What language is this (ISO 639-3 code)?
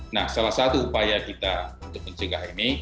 ind